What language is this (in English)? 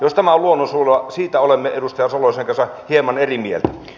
Finnish